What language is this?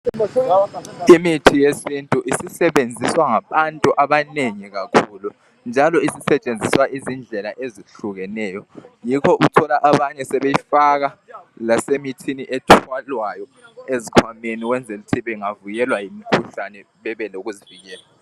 North Ndebele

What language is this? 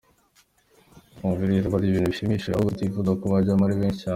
Kinyarwanda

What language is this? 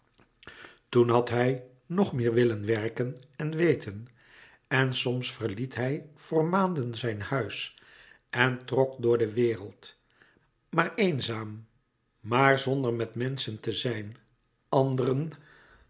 Dutch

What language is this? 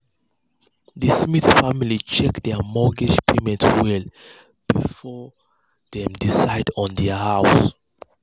Nigerian Pidgin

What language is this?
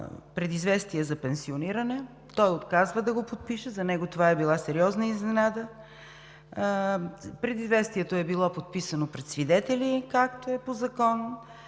Bulgarian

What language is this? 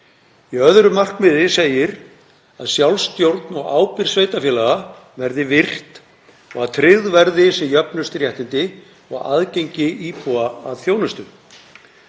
Icelandic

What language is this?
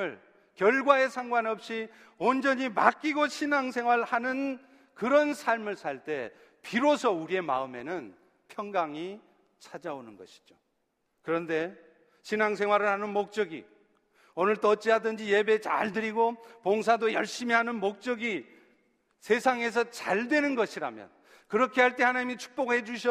Korean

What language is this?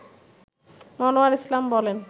Bangla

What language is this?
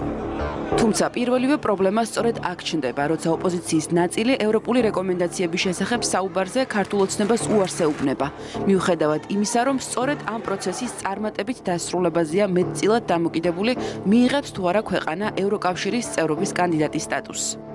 Romanian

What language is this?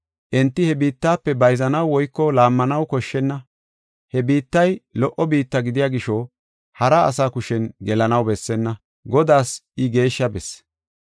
Gofa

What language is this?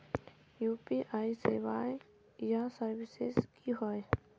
Magahi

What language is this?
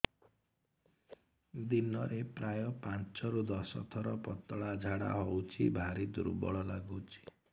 Odia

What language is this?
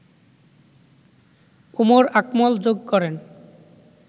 Bangla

